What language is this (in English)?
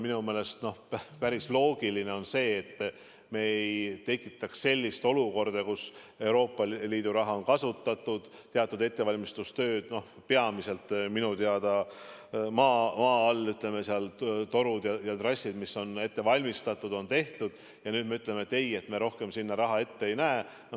Estonian